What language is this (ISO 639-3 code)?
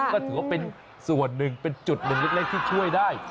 tha